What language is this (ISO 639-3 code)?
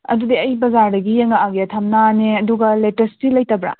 mni